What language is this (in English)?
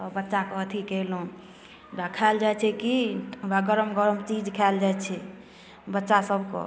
Maithili